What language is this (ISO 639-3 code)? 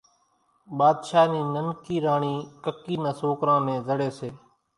gjk